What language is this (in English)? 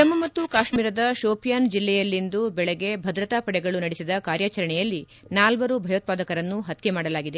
Kannada